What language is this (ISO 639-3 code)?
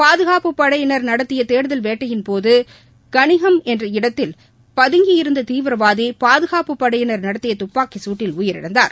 tam